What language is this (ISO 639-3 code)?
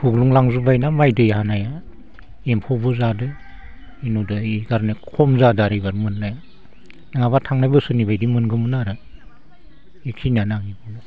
brx